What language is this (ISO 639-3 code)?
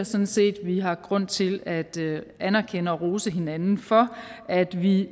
dan